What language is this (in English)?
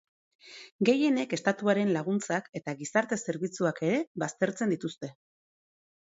Basque